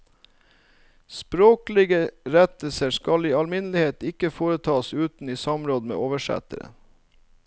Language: Norwegian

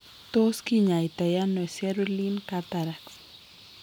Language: Kalenjin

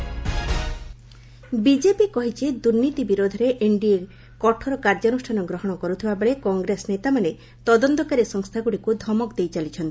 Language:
Odia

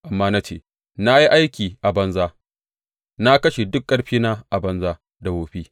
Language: Hausa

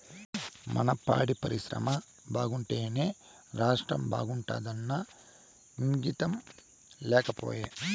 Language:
Telugu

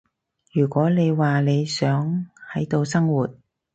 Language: Cantonese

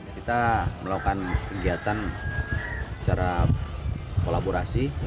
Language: Indonesian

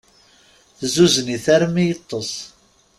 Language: Kabyle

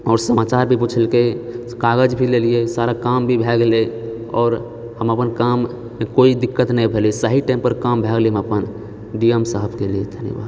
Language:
Maithili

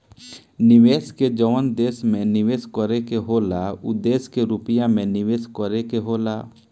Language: Bhojpuri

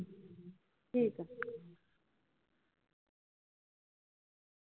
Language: Punjabi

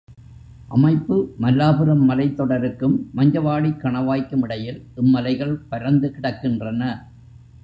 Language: Tamil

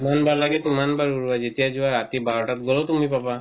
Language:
Assamese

